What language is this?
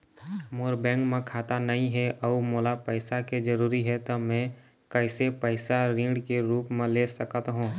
Chhattisgarhi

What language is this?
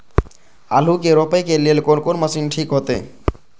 Maithili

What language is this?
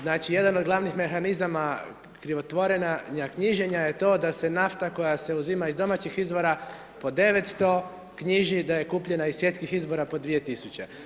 Croatian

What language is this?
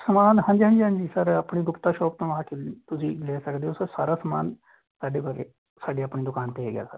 Punjabi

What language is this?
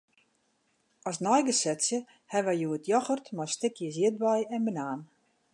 Western Frisian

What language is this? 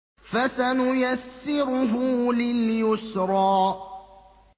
Arabic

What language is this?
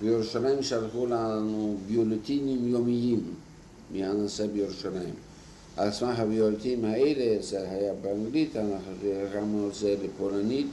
Hebrew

